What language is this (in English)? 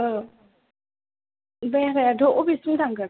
Bodo